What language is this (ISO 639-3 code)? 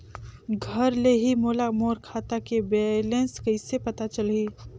hne